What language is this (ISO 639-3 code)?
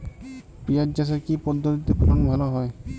ben